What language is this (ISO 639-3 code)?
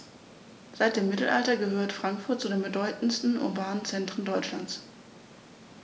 deu